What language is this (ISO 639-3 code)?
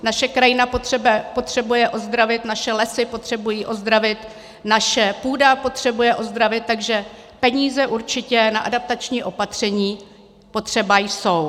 ces